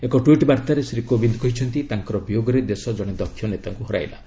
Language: Odia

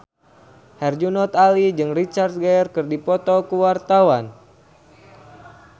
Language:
Sundanese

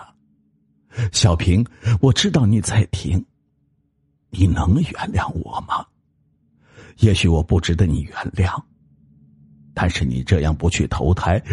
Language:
Chinese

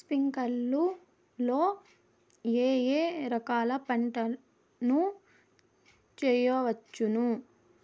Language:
Telugu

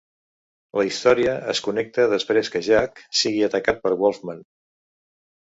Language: Catalan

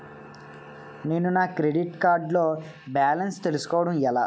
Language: Telugu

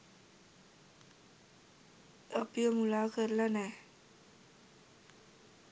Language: Sinhala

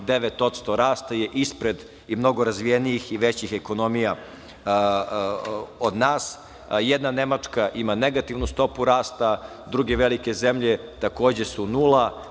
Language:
Serbian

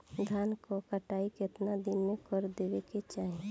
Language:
Bhojpuri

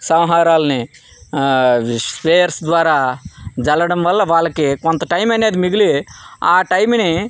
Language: Telugu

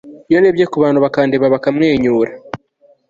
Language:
Kinyarwanda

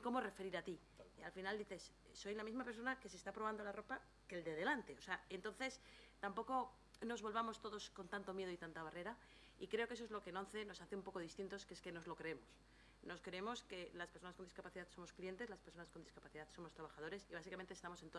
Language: Spanish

